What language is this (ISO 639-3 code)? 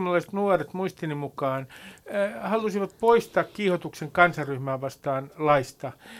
fin